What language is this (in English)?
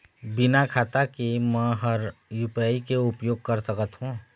Chhattisgarhi